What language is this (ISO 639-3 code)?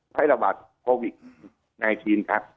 tha